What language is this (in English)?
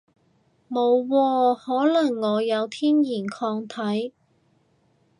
Cantonese